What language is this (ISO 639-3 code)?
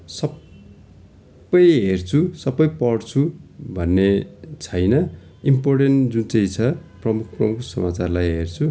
nep